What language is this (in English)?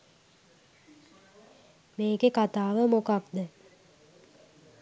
Sinhala